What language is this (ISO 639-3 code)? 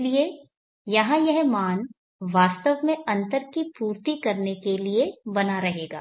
hin